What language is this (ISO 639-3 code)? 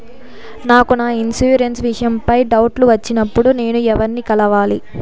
tel